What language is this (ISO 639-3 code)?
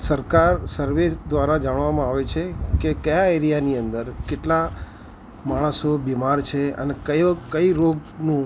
guj